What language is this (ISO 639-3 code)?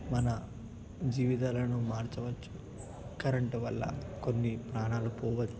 tel